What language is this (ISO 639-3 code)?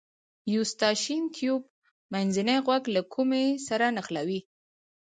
pus